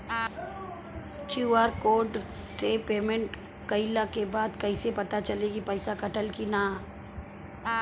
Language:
Bhojpuri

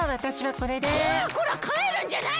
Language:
Japanese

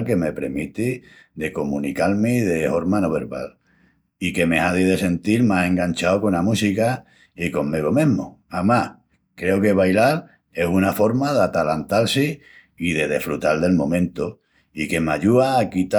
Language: Extremaduran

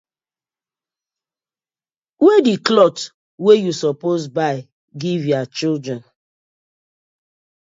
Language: Nigerian Pidgin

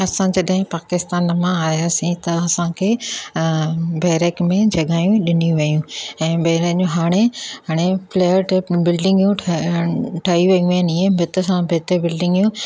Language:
Sindhi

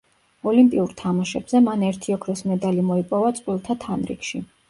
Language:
Georgian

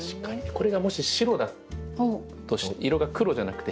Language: Japanese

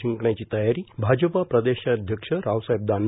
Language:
Marathi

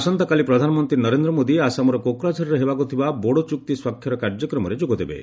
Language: Odia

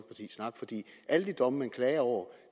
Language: Danish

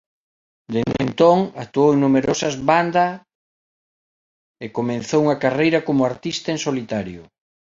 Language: Galician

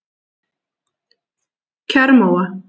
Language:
Icelandic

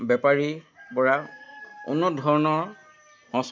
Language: Assamese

